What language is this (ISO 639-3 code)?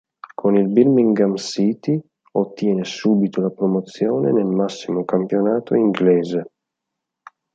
ita